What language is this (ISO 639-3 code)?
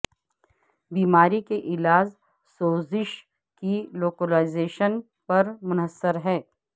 urd